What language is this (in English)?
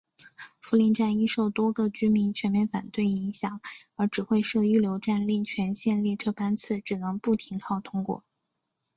Chinese